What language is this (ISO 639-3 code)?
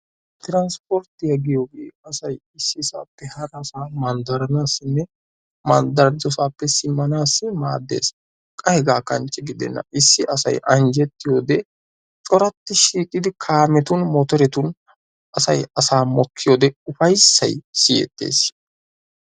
wal